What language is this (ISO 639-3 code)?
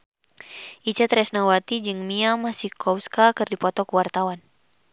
sun